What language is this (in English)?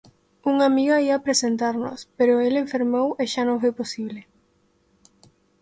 Galician